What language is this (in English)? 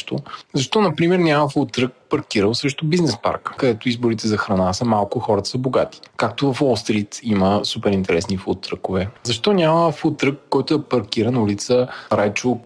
Bulgarian